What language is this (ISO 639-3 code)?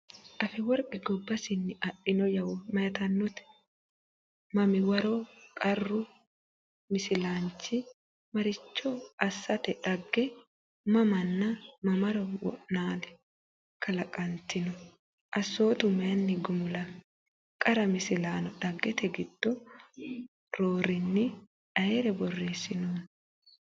sid